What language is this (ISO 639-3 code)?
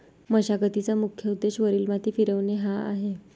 mar